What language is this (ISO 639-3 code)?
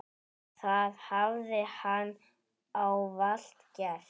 isl